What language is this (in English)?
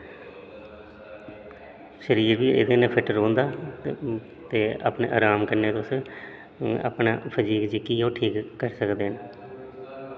Dogri